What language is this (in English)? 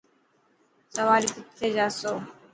Dhatki